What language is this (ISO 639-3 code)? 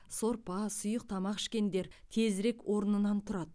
kaz